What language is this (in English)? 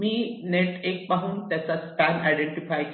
Marathi